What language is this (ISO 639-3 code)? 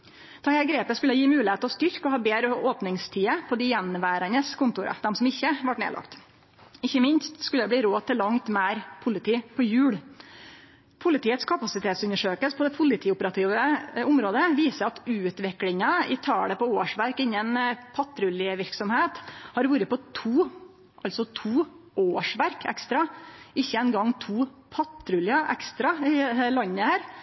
nno